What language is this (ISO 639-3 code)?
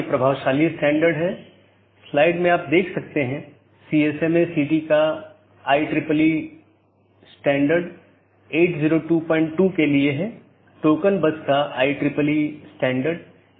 hin